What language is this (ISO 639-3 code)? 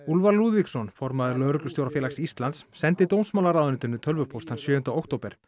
isl